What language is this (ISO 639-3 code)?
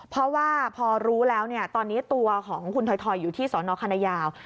tha